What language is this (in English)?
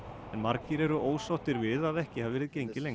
Icelandic